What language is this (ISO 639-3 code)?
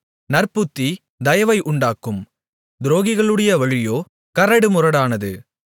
tam